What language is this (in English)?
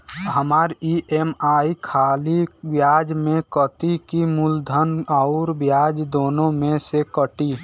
Bhojpuri